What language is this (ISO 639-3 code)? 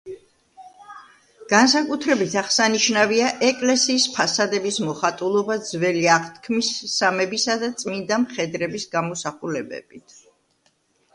kat